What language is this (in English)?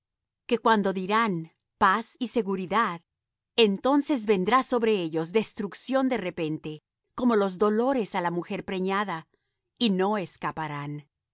Spanish